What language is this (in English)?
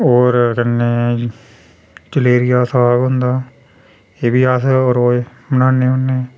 Dogri